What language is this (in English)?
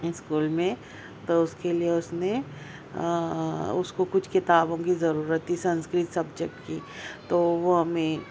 Urdu